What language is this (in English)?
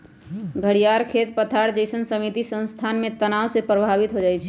Magahi